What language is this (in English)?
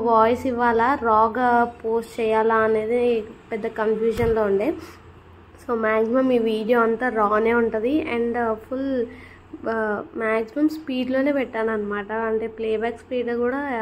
Indonesian